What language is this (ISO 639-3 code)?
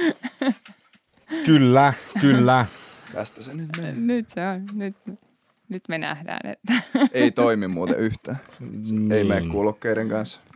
fin